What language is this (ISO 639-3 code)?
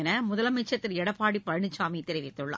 tam